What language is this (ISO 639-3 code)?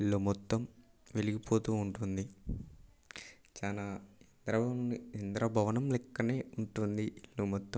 tel